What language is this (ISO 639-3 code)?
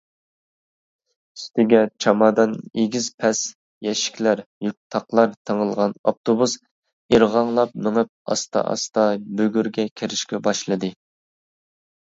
uig